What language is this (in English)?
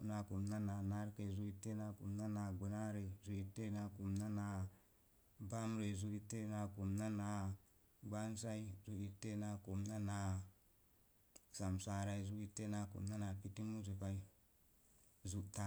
Mom Jango